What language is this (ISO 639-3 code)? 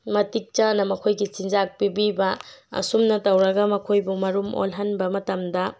mni